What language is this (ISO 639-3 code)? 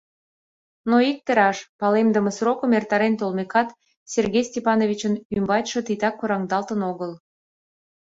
chm